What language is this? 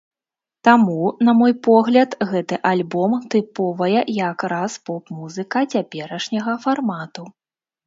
Belarusian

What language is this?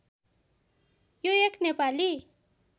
Nepali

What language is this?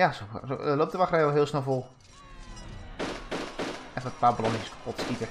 Dutch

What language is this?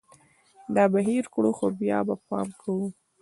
Pashto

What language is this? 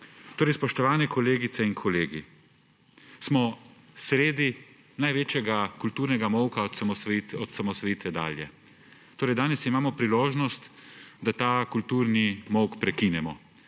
Slovenian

